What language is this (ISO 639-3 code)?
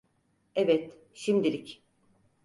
tur